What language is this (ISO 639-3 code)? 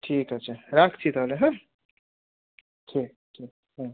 ben